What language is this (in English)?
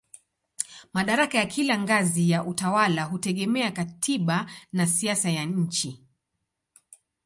Swahili